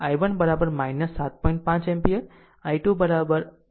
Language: Gujarati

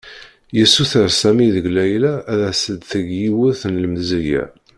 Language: Kabyle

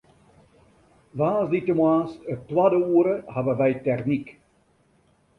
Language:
Western Frisian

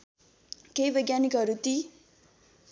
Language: Nepali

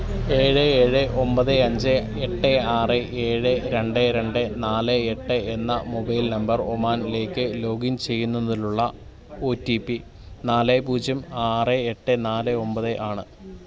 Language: Malayalam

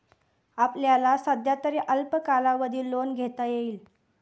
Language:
Marathi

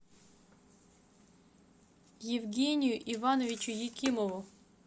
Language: Russian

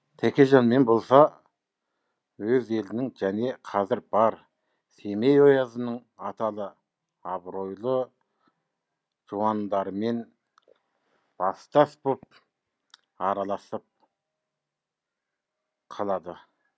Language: Kazakh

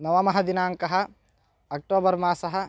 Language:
Sanskrit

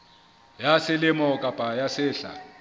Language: Southern Sotho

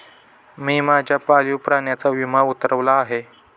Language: Marathi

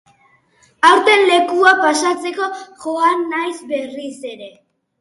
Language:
Basque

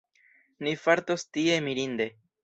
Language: Esperanto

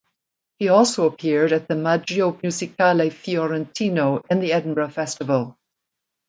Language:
English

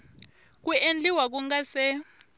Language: Tsonga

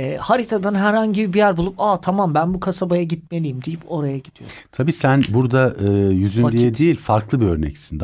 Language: Turkish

